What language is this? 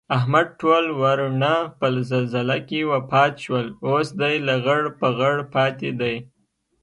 Pashto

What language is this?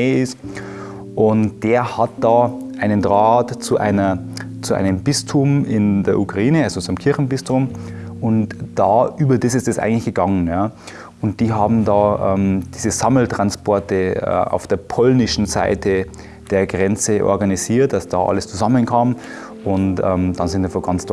German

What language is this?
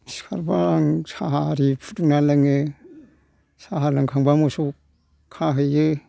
Bodo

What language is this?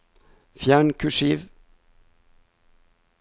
Norwegian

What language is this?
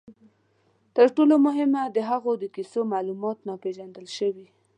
Pashto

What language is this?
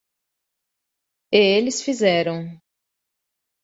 Portuguese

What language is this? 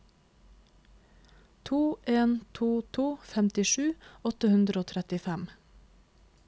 Norwegian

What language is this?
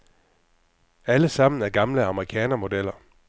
Danish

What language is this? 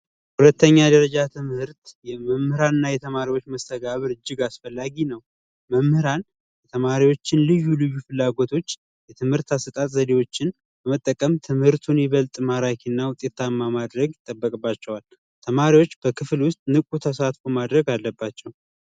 Amharic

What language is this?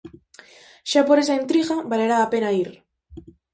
Galician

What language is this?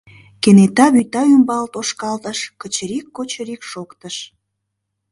Mari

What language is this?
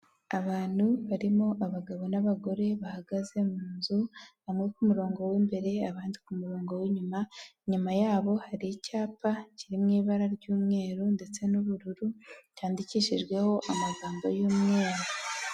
Kinyarwanda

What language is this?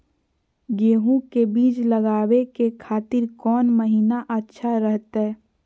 Magahi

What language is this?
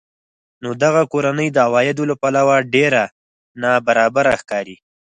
Pashto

